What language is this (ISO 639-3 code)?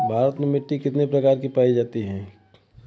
bho